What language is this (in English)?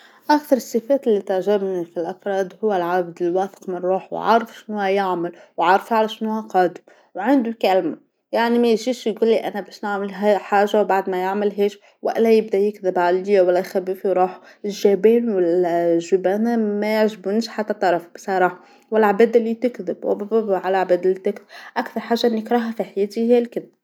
Tunisian Arabic